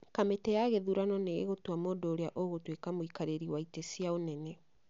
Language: Kikuyu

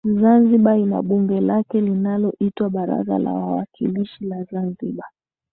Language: Swahili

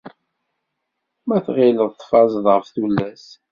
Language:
Kabyle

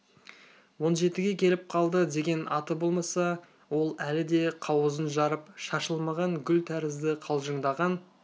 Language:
Kazakh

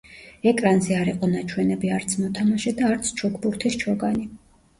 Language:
Georgian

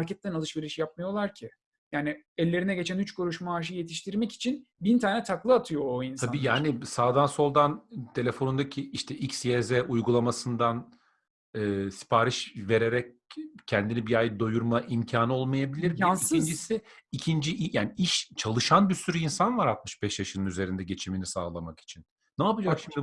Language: Turkish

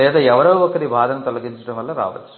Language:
Telugu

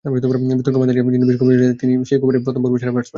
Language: Bangla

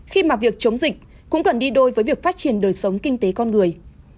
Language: Vietnamese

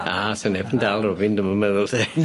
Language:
Welsh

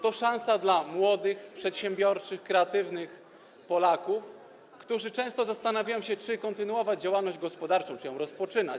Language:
Polish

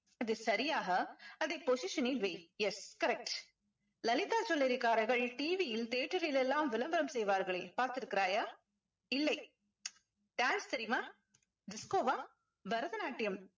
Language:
Tamil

